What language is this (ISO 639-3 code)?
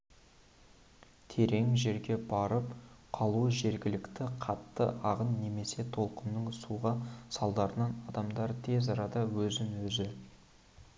kaz